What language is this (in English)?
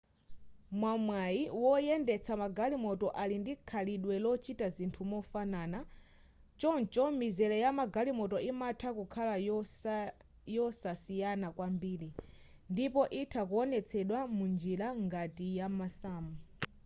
Nyanja